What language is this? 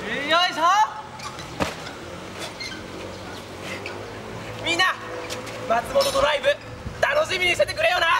Japanese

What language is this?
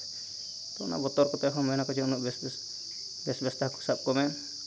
Santali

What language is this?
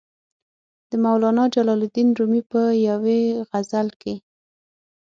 Pashto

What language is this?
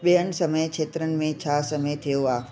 Sindhi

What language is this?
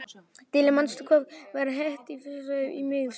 Icelandic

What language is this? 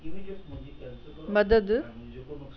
Sindhi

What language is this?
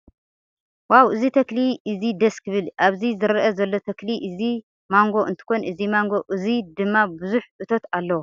Tigrinya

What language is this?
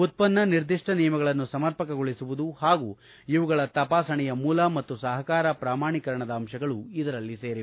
Kannada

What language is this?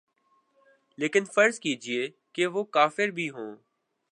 Urdu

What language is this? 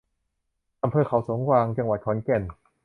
Thai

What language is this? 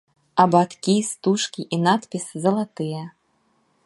Belarusian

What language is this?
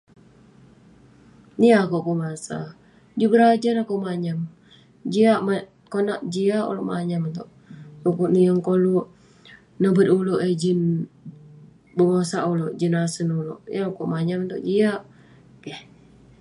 Western Penan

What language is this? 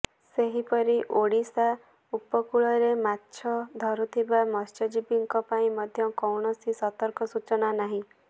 Odia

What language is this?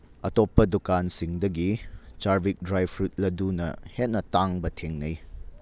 Manipuri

